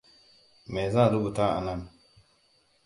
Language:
Hausa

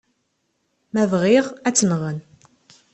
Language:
Kabyle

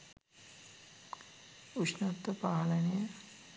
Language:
Sinhala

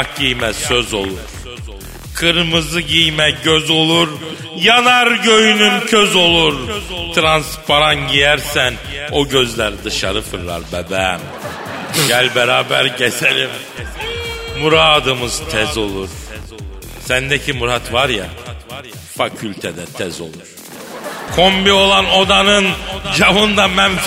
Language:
Turkish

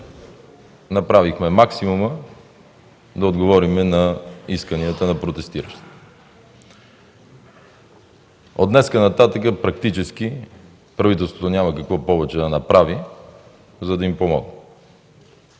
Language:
Bulgarian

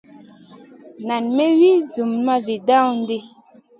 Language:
Masana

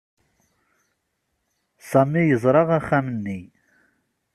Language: Kabyle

